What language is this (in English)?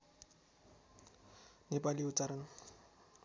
Nepali